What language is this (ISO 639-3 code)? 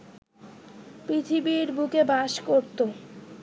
ben